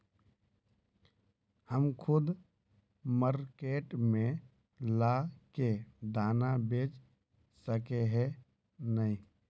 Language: Magahi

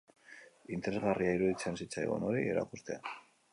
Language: Basque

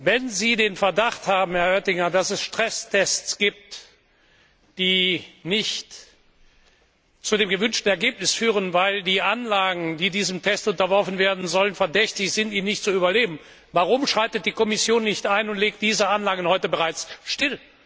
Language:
German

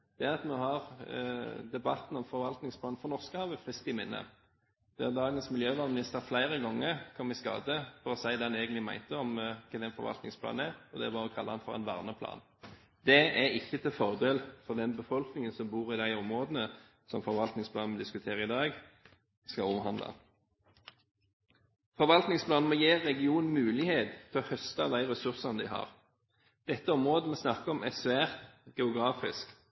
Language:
Norwegian Bokmål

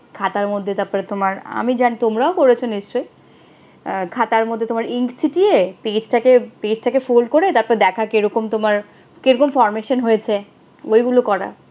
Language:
Bangla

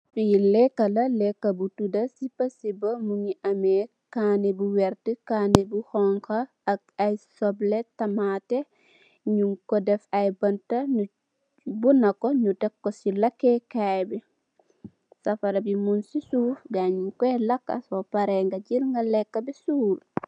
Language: Wolof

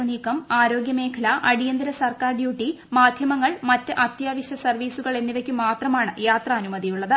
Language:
Malayalam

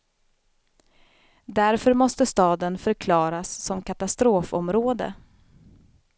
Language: Swedish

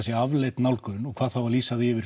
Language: Icelandic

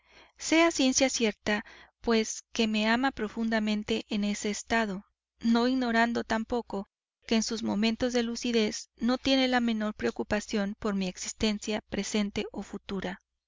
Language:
Spanish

